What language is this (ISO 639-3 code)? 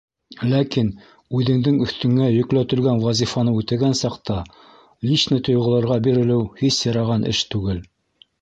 bak